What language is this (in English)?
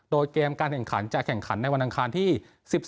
Thai